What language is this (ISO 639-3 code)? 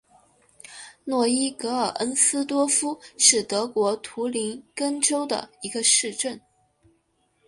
zho